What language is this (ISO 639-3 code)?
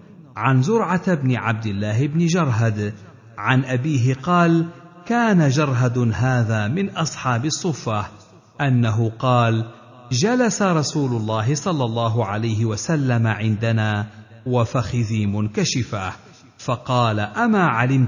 ara